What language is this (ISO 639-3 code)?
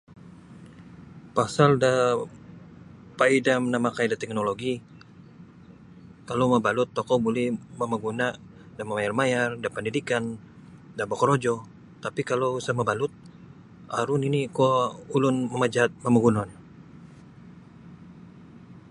bsy